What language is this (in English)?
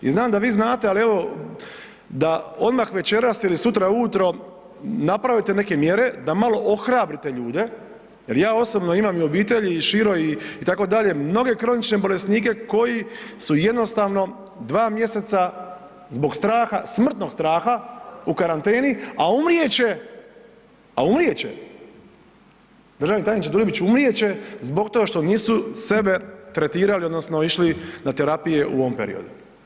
Croatian